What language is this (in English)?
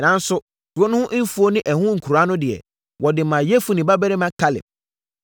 Akan